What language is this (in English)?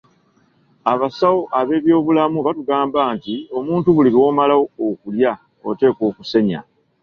Ganda